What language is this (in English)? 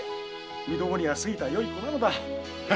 Japanese